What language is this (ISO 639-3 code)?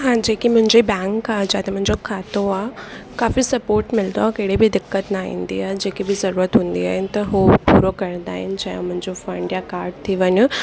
snd